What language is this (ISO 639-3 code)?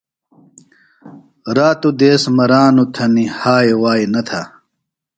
phl